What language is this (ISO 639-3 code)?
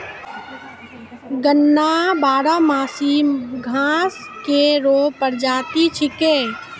mai